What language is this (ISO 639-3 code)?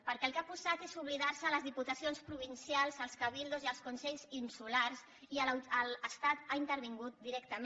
cat